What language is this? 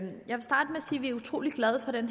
Danish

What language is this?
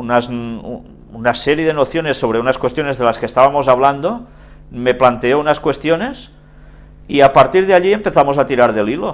Spanish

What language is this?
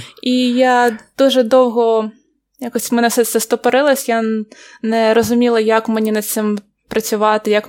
Ukrainian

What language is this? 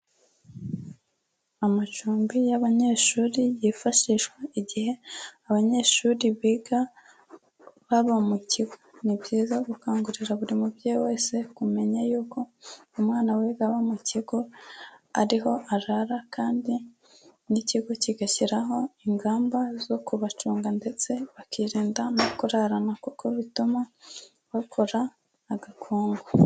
Kinyarwanda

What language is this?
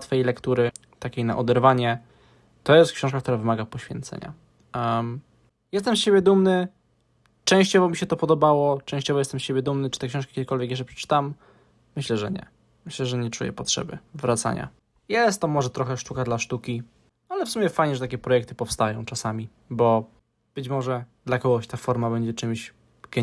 Polish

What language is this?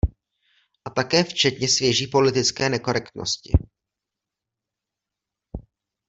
Czech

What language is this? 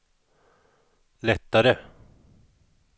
Swedish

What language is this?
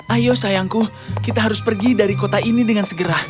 Indonesian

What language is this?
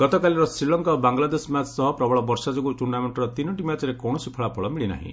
Odia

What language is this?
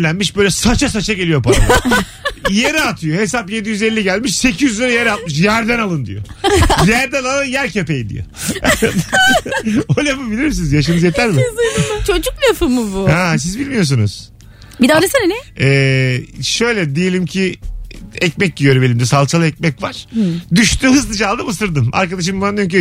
Turkish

